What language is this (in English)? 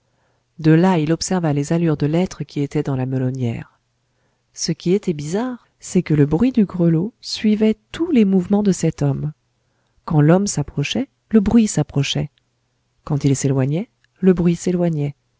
French